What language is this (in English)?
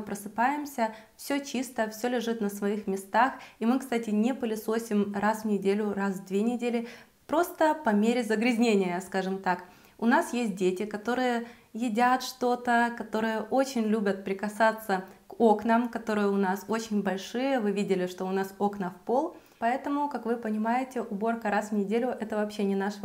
Russian